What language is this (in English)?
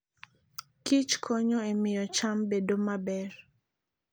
Luo (Kenya and Tanzania)